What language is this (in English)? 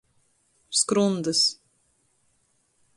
Latgalian